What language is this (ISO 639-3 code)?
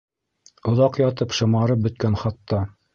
bak